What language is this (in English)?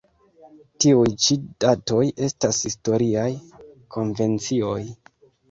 Esperanto